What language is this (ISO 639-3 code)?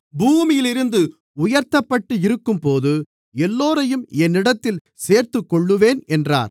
tam